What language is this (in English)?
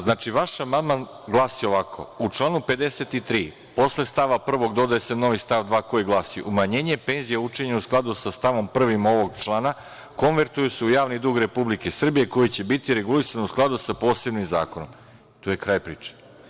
Serbian